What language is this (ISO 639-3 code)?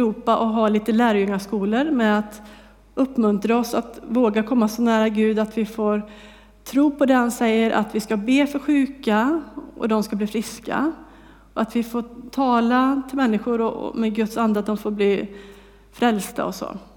swe